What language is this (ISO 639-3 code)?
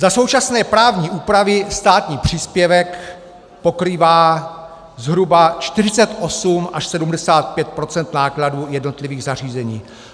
ces